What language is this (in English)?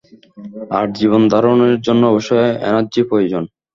Bangla